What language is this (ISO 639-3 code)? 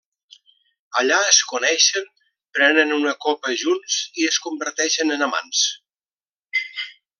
cat